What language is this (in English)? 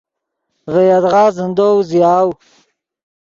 Yidgha